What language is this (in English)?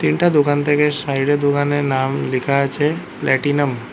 Bangla